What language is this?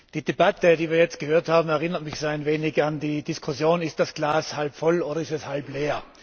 German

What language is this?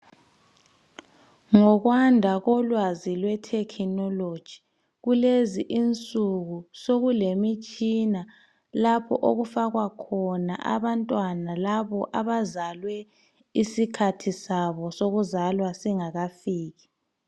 North Ndebele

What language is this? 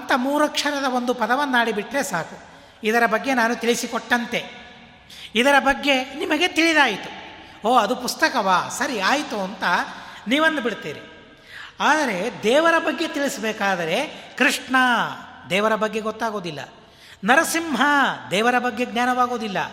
Kannada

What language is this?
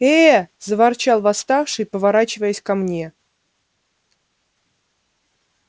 Russian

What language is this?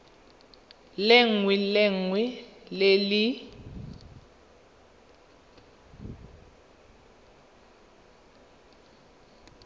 Tswana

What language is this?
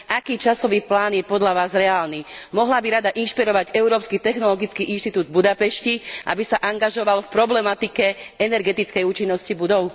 Slovak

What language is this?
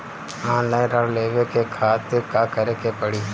Bhojpuri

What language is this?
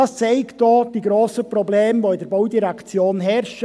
Swiss German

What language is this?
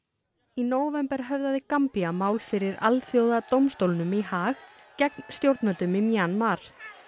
Icelandic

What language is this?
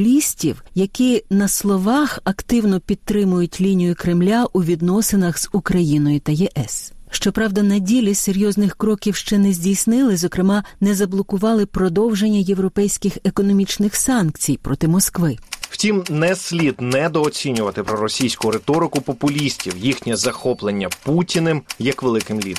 Ukrainian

